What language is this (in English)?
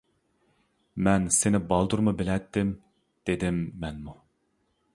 Uyghur